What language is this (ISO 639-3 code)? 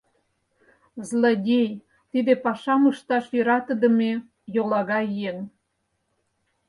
chm